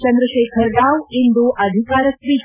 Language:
Kannada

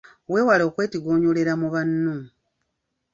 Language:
Ganda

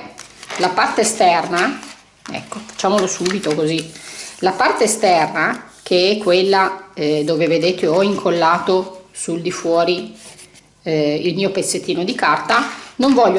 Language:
Italian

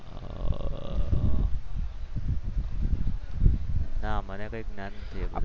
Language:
Gujarati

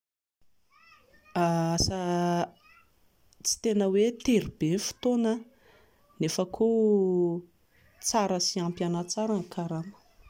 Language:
Malagasy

